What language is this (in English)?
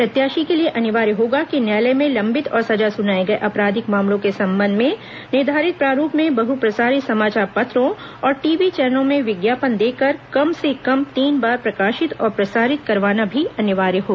Hindi